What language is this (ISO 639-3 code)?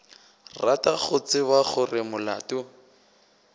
nso